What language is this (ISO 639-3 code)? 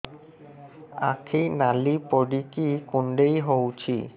ori